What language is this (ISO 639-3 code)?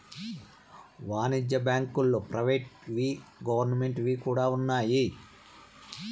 tel